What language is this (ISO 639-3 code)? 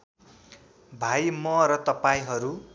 nep